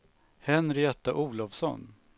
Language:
Swedish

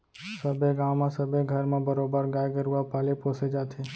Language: Chhattisgarhi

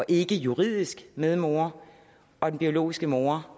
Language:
Danish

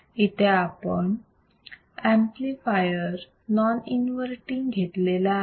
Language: Marathi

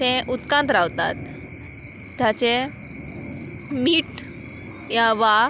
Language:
Konkani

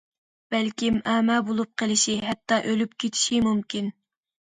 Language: Uyghur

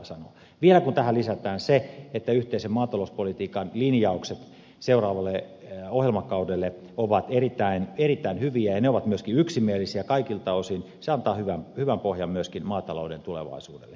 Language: Finnish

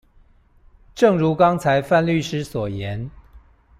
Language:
Chinese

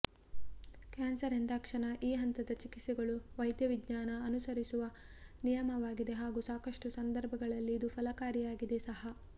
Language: Kannada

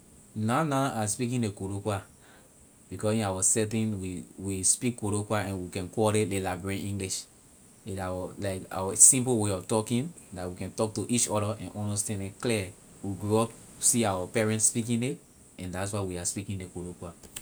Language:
Liberian English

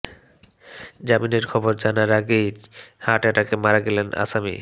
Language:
Bangla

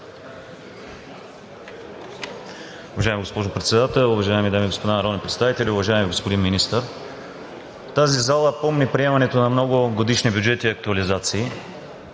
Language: Bulgarian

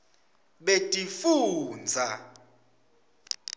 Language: Swati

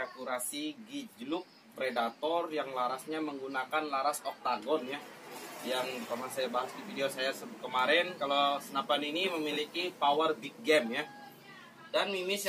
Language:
Indonesian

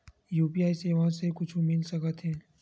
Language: Chhattisgarhi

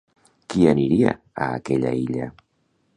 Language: Catalan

